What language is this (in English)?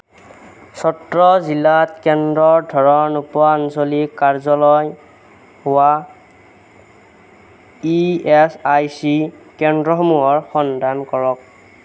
Assamese